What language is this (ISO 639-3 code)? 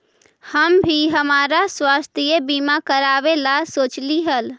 mag